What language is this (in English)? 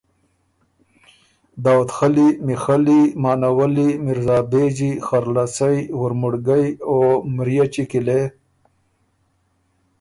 Ormuri